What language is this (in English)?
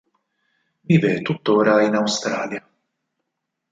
Italian